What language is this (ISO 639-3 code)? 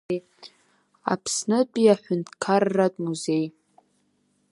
abk